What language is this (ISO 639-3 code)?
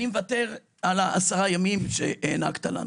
heb